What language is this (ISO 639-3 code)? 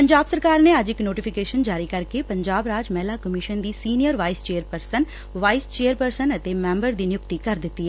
pan